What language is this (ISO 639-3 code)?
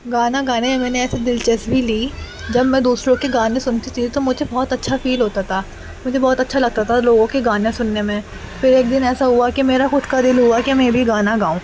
urd